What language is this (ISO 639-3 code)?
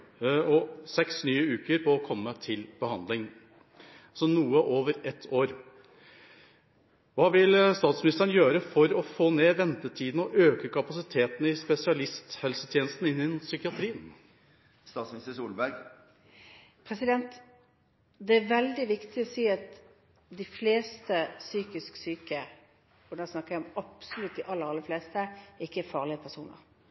nob